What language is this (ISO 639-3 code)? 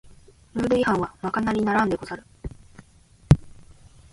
jpn